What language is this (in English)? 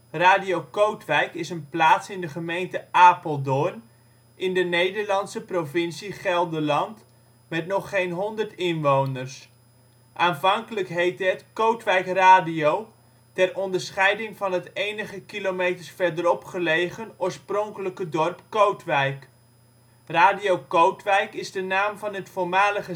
Dutch